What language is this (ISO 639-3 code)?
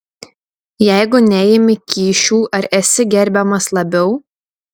lit